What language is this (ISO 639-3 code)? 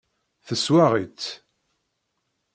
kab